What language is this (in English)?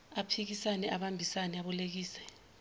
Zulu